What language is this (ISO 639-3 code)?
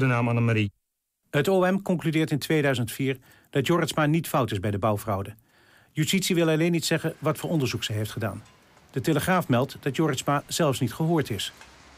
nld